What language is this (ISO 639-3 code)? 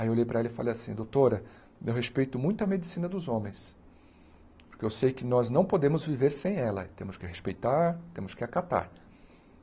por